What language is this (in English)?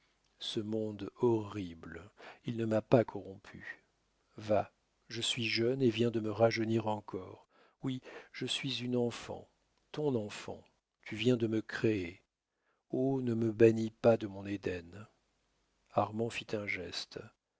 French